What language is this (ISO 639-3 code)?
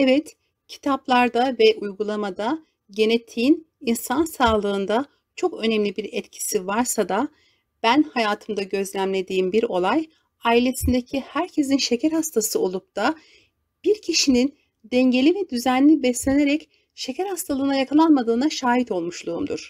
tur